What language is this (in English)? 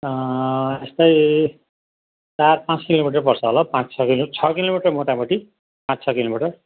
Nepali